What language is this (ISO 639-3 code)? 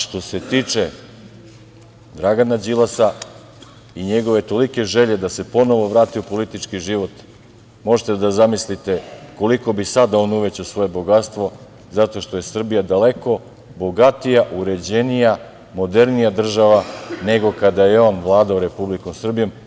srp